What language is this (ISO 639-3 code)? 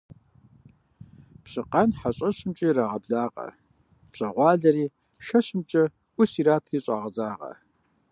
kbd